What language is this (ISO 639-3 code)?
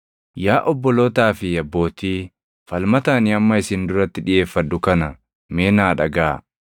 orm